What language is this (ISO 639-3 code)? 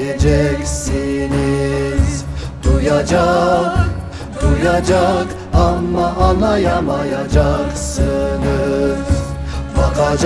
tur